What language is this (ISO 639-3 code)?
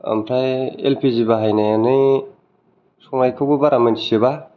brx